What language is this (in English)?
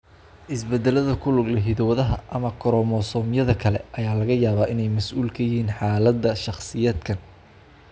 Somali